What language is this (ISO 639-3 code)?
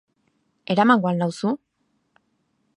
eus